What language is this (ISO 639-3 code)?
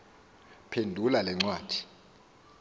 xho